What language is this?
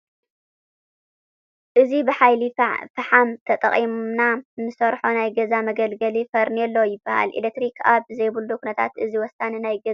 Tigrinya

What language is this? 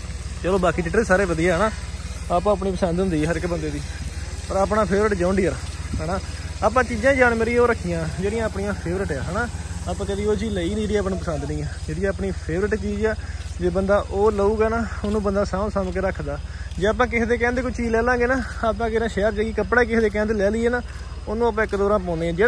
Punjabi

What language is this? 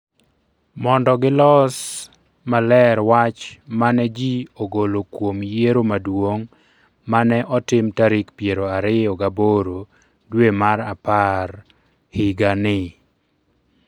Luo (Kenya and Tanzania)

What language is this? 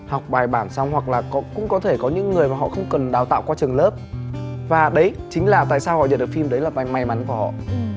Vietnamese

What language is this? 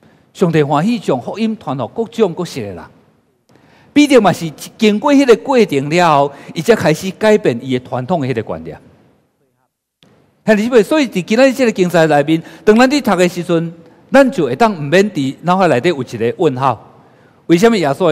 Chinese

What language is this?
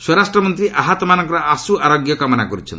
Odia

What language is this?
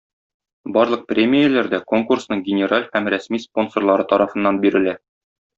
Tatar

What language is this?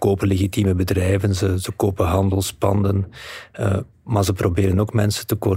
Dutch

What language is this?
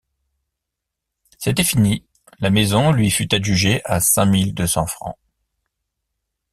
French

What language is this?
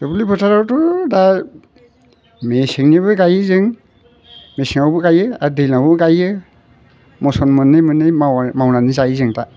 Bodo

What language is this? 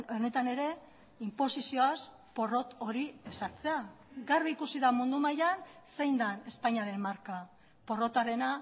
Basque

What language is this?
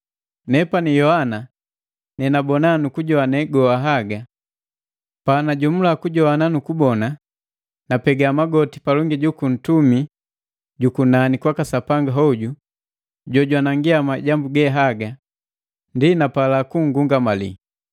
Matengo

